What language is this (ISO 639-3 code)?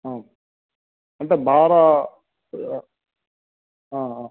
san